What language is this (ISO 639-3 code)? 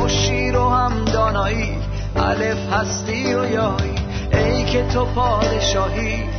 fas